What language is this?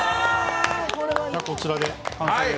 Japanese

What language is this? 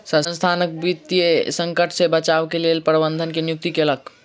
Maithili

